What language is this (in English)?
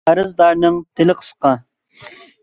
Uyghur